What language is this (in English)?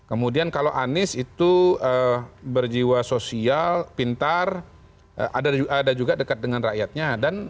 Indonesian